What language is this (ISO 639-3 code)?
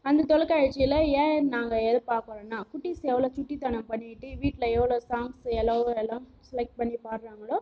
tam